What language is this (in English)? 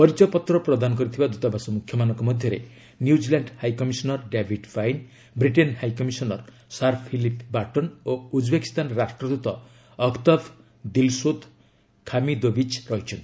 Odia